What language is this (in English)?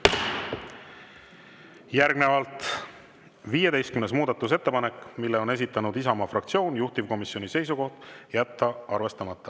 Estonian